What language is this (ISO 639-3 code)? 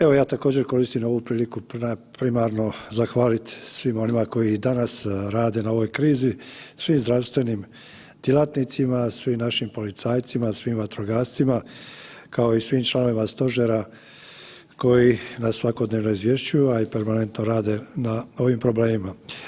hrv